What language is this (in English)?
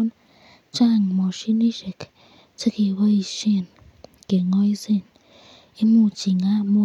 Kalenjin